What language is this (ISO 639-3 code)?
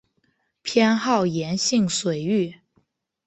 zho